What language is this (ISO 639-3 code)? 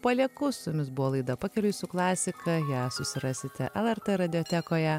lit